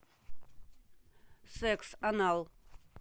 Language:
Russian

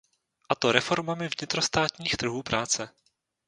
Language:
Czech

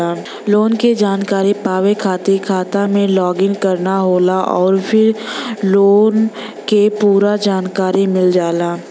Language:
Bhojpuri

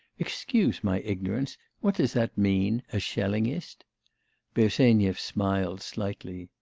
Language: English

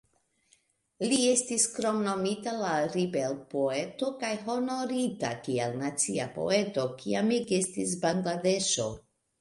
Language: Esperanto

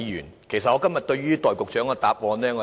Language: Cantonese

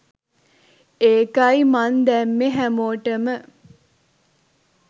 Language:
Sinhala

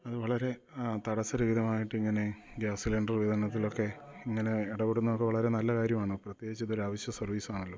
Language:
Malayalam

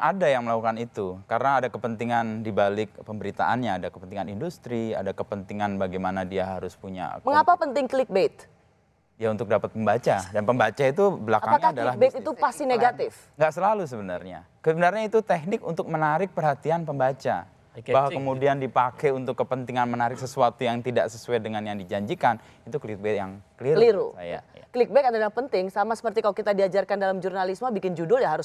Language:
Indonesian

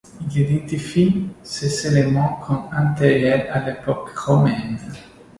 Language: French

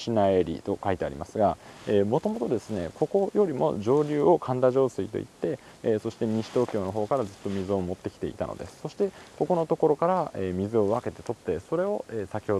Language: Japanese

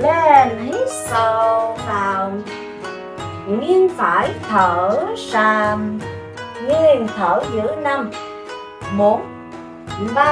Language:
Vietnamese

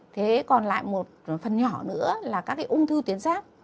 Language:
Vietnamese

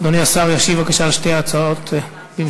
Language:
Hebrew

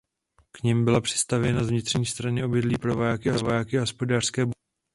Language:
Czech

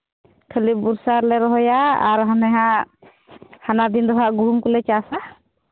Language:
Santali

